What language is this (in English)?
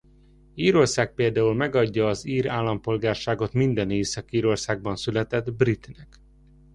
Hungarian